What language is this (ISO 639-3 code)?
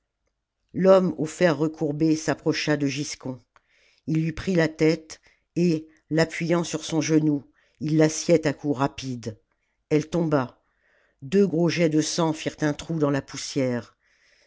fra